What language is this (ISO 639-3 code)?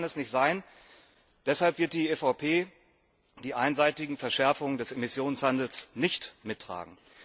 deu